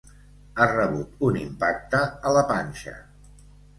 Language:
Catalan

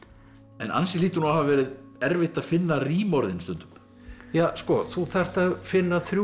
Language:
Icelandic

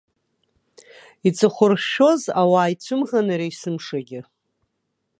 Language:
Abkhazian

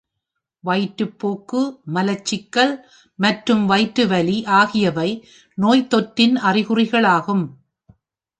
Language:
Tamil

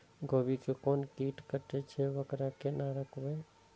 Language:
Maithili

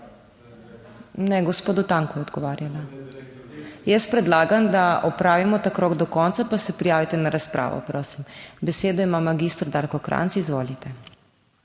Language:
Slovenian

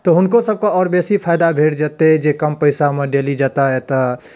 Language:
Maithili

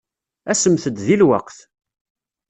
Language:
Kabyle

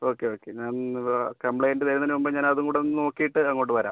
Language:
Malayalam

